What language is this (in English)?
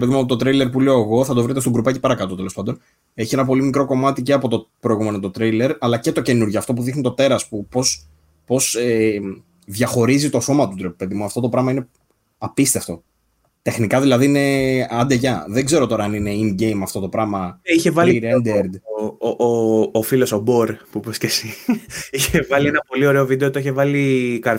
Greek